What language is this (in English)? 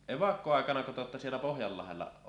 Finnish